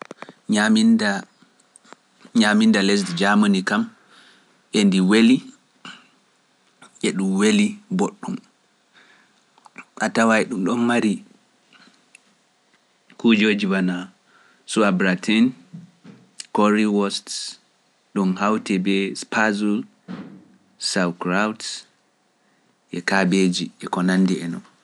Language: Pular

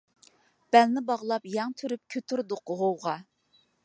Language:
Uyghur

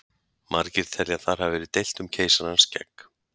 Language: Icelandic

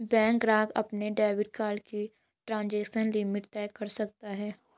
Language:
Hindi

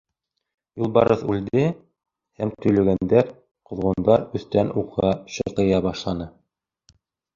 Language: Bashkir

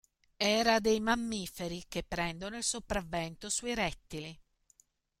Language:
Italian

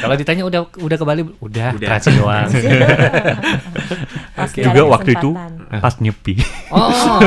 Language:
Indonesian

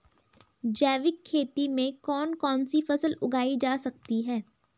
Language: Hindi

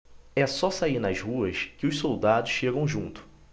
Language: Portuguese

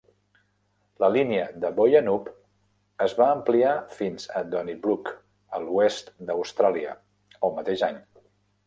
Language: Catalan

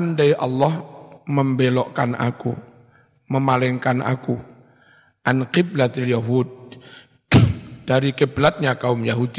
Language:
Indonesian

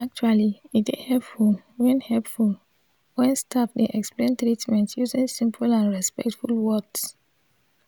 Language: Nigerian Pidgin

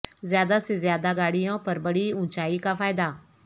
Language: Urdu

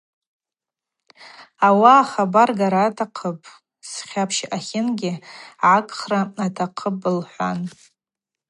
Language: Abaza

